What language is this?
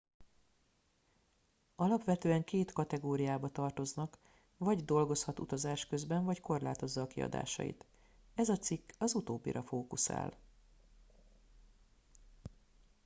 Hungarian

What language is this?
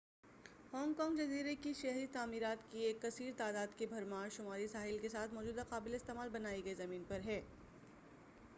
Urdu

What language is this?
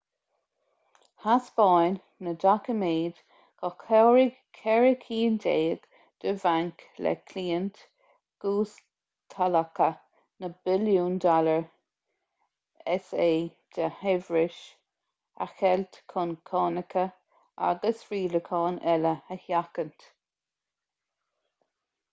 Irish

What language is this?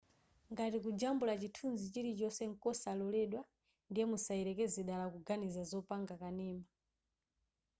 Nyanja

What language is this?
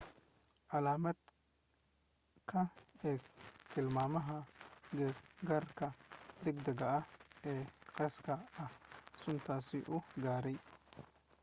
Somali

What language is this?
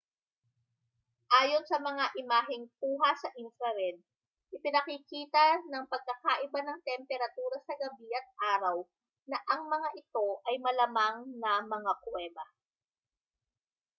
Filipino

